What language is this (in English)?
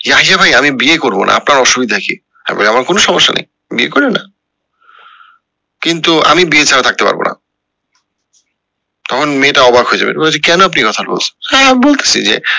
Bangla